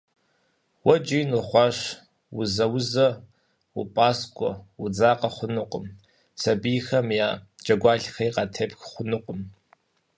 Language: Kabardian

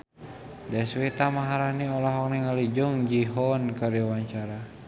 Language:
Sundanese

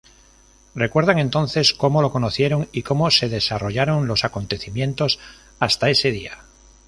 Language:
Spanish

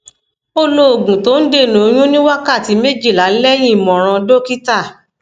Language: Yoruba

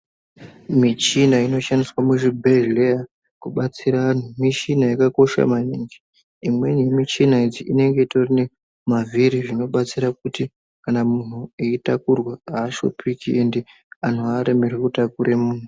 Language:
Ndau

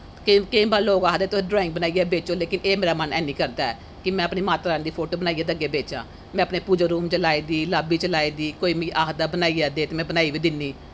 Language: Dogri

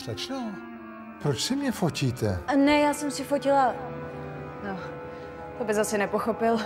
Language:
Czech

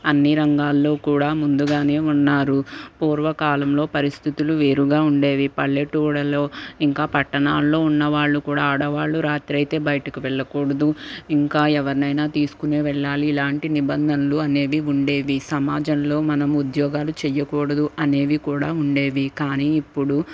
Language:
Telugu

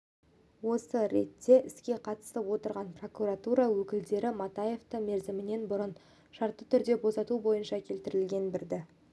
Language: Kazakh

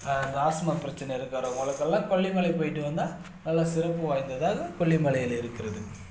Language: Tamil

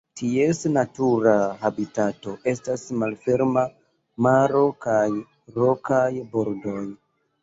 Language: Esperanto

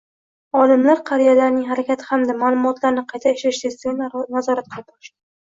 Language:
Uzbek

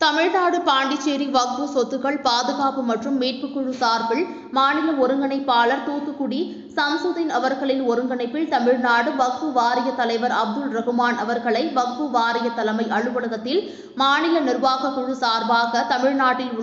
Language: Romanian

